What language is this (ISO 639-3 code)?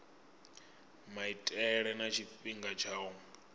ven